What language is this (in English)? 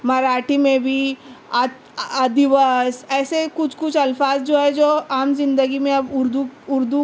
Urdu